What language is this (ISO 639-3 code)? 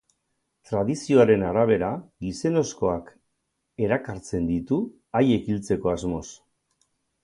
eus